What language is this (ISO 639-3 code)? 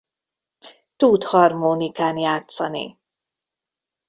hun